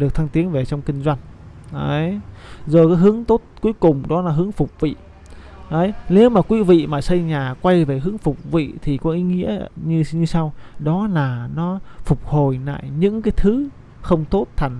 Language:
Vietnamese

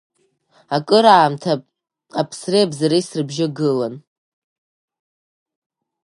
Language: Abkhazian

